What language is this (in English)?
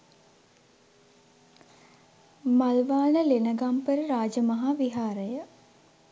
Sinhala